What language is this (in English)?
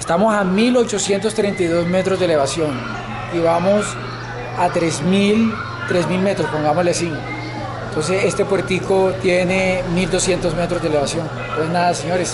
Spanish